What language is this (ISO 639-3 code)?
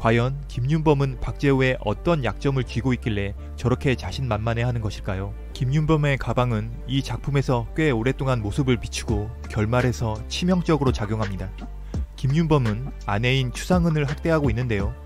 kor